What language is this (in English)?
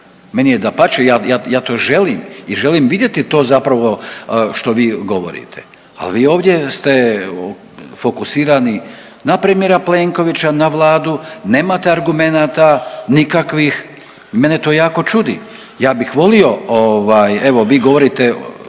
Croatian